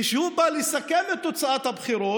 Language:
Hebrew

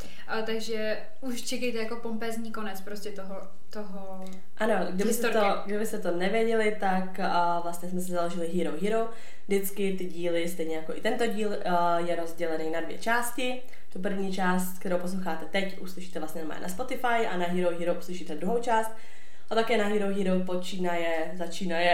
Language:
Czech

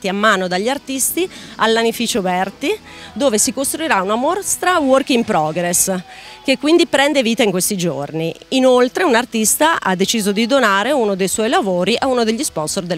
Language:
Italian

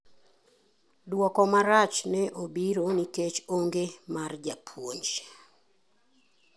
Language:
Luo (Kenya and Tanzania)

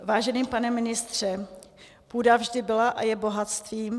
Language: Czech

